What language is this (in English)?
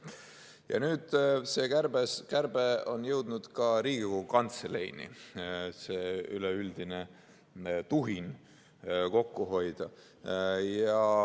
Estonian